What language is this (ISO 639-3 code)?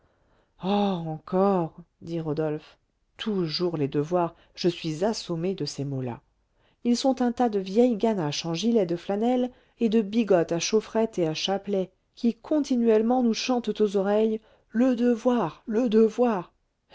fra